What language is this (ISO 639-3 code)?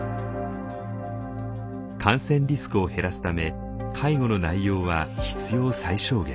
jpn